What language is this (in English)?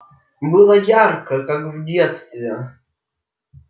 Russian